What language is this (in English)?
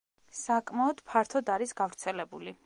Georgian